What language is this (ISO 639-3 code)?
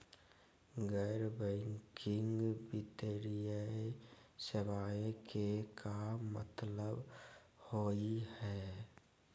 mag